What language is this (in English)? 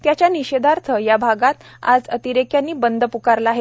Marathi